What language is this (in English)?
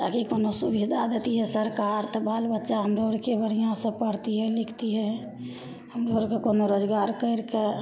Maithili